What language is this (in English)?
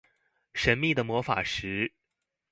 Chinese